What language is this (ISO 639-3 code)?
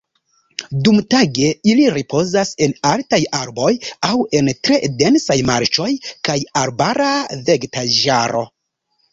epo